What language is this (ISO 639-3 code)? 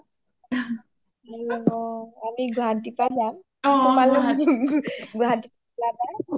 asm